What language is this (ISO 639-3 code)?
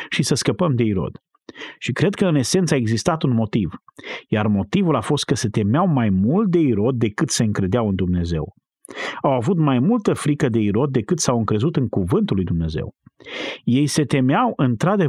ron